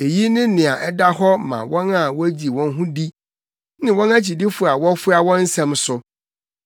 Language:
Akan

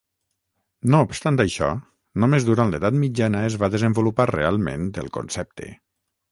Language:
Catalan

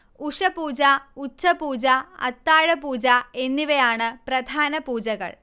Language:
Malayalam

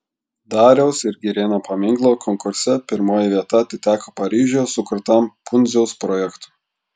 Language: Lithuanian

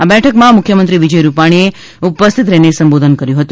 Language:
Gujarati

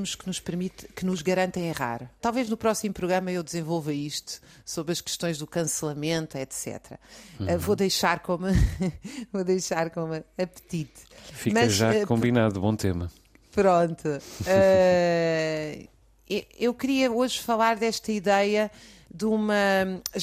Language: Portuguese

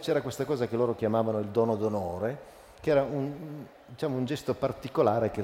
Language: Italian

